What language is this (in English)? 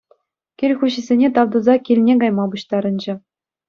Chuvash